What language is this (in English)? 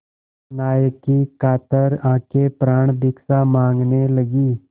Hindi